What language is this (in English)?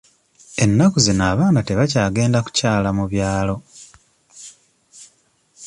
Ganda